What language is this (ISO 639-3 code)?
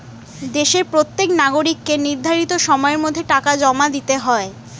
ben